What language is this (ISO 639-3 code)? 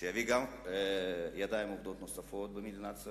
heb